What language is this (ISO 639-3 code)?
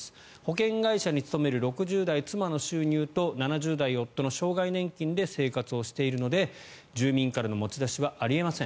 jpn